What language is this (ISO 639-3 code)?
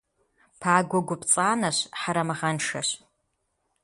kbd